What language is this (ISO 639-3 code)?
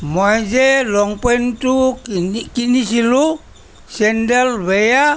asm